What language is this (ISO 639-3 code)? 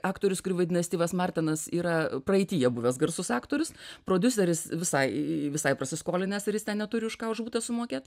lit